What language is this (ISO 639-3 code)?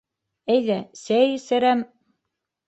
bak